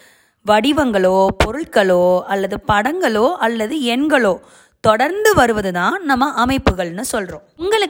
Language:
Tamil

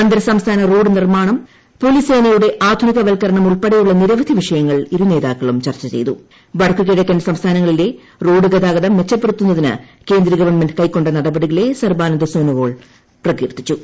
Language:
Malayalam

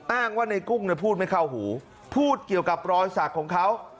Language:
Thai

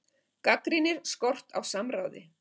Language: Icelandic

